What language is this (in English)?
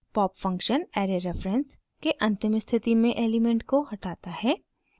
Hindi